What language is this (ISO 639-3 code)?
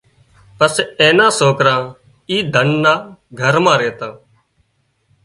kxp